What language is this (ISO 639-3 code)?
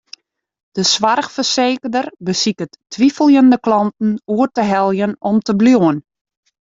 fry